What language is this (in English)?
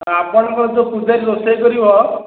Odia